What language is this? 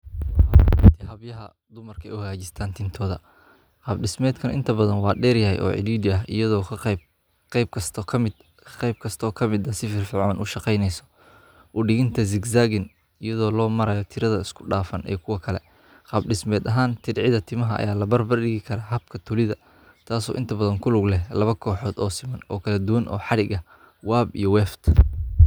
Somali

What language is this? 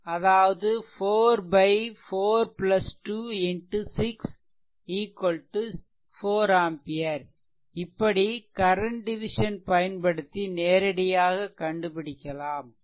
Tamil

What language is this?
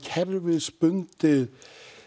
Icelandic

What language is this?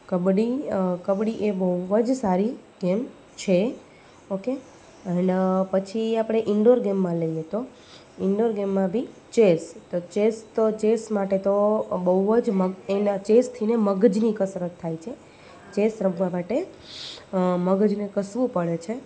Gujarati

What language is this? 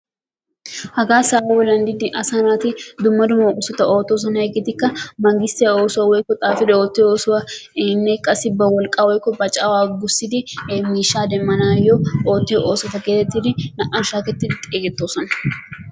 Wolaytta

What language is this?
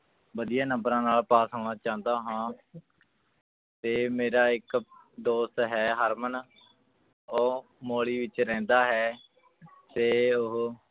Punjabi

